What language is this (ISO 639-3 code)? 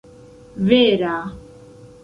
epo